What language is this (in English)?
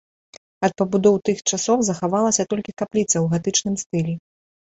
Belarusian